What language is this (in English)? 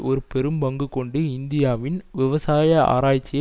Tamil